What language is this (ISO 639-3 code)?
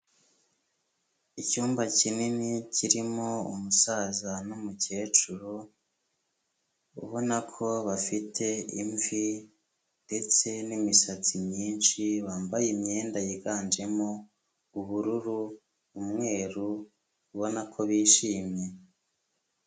kin